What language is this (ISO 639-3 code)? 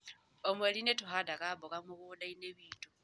kik